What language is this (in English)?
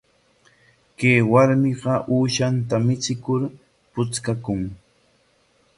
Corongo Ancash Quechua